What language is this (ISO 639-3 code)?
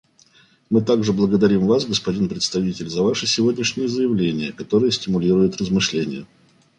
rus